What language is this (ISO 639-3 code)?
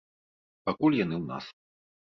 bel